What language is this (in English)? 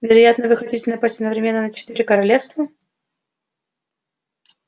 Russian